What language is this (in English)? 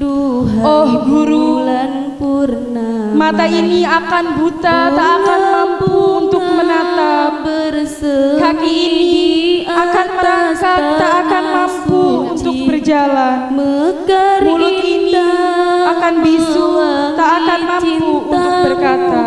Indonesian